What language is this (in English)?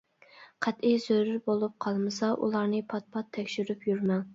Uyghur